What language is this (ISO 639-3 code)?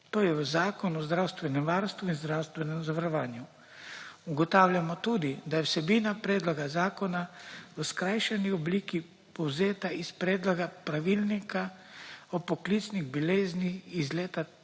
slv